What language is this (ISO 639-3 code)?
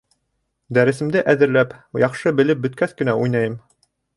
bak